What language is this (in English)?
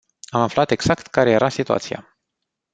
Romanian